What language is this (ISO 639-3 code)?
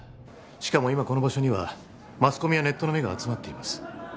jpn